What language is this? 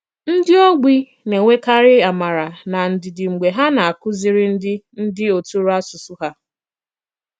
Igbo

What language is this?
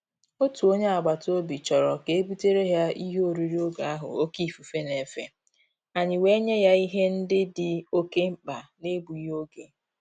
Igbo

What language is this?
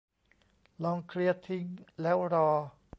Thai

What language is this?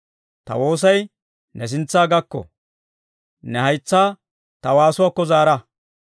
Dawro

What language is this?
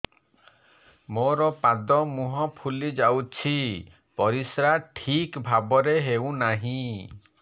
Odia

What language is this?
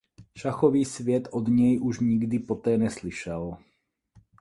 Czech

